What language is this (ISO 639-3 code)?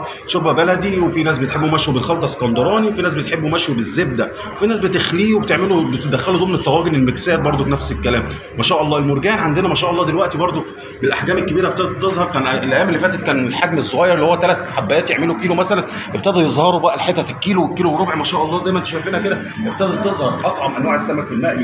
ara